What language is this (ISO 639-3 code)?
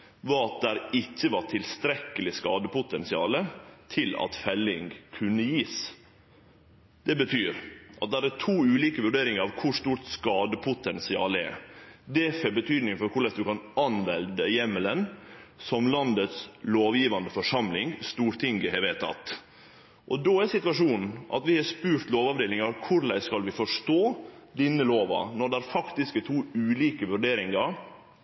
nno